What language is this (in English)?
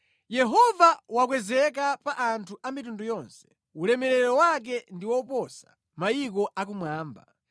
Nyanja